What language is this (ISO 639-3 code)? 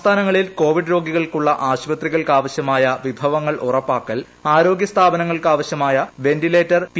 mal